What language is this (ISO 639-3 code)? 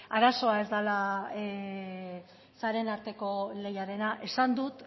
eus